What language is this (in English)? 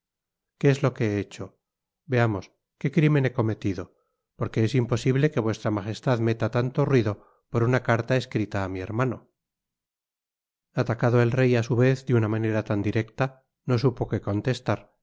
Spanish